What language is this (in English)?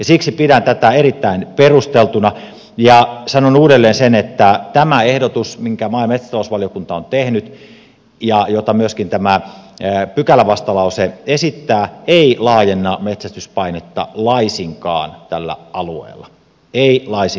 Finnish